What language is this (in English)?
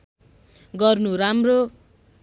Nepali